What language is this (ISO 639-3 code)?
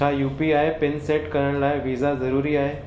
snd